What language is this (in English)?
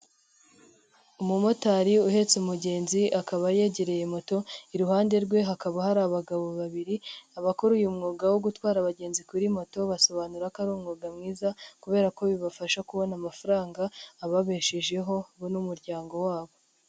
Kinyarwanda